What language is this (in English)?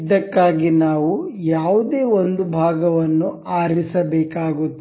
Kannada